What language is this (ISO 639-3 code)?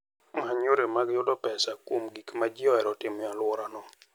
luo